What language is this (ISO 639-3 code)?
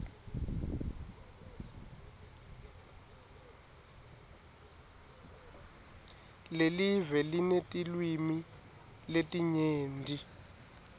ssw